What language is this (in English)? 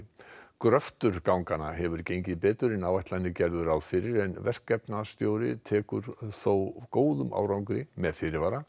Icelandic